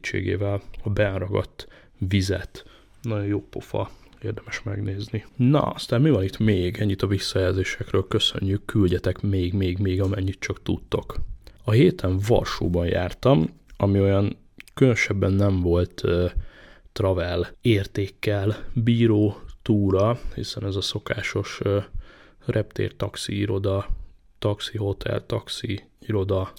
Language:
Hungarian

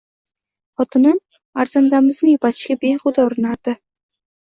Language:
Uzbek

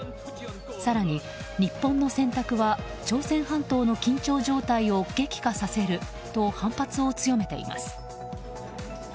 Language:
Japanese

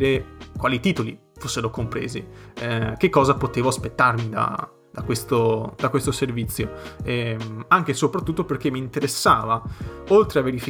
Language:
Italian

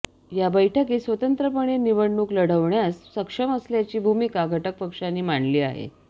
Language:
Marathi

